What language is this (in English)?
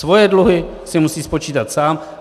Czech